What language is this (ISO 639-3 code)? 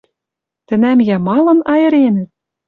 mrj